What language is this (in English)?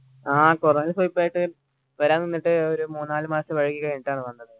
Malayalam